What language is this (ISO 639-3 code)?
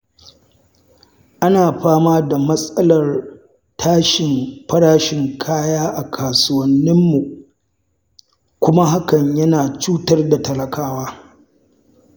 hau